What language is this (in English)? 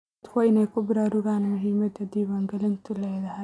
Somali